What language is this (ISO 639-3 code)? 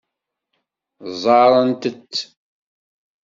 kab